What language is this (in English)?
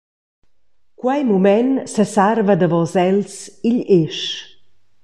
Romansh